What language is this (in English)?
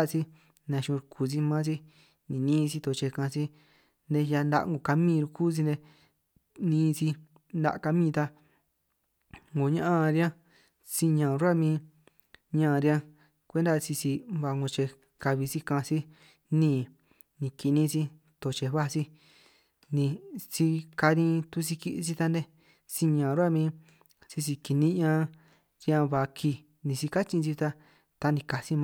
San Martín Itunyoso Triqui